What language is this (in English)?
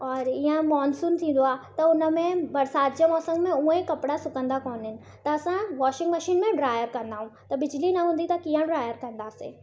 Sindhi